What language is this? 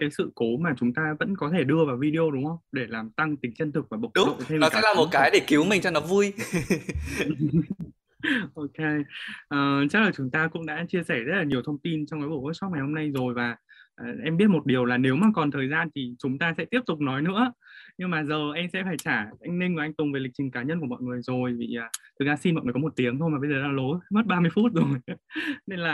Vietnamese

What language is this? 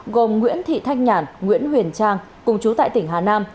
Vietnamese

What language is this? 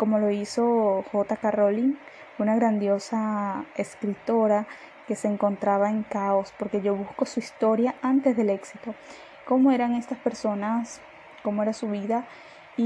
Spanish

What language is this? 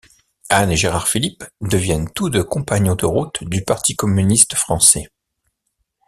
French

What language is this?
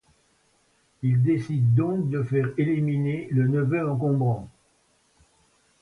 French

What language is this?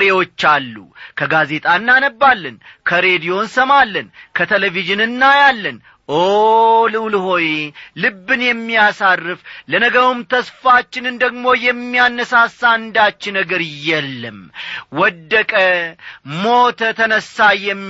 Amharic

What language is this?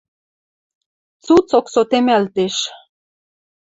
Western Mari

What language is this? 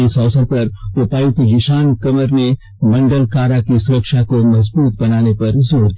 Hindi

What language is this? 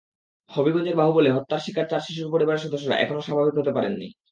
Bangla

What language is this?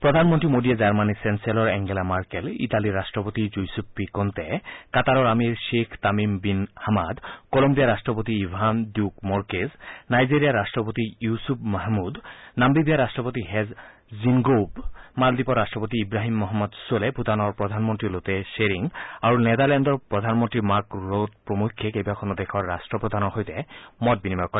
Assamese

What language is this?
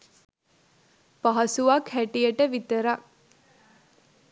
Sinhala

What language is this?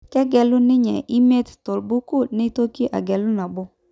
Masai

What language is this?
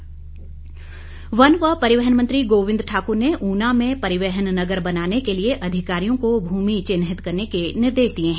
Hindi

